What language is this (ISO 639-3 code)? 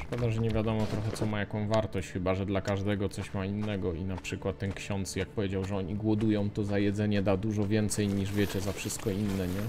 pol